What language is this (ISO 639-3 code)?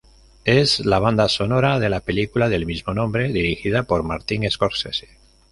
spa